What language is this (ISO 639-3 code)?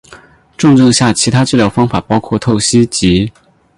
zho